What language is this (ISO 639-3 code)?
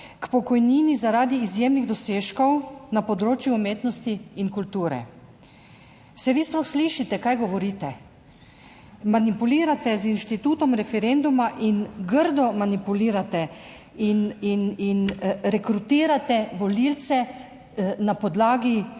slv